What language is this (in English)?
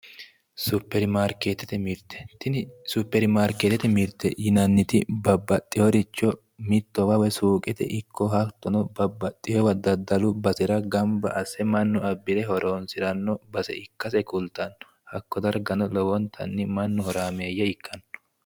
Sidamo